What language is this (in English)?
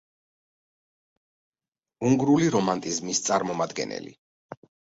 Georgian